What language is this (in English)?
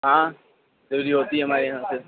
Urdu